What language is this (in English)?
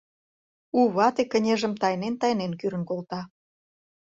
Mari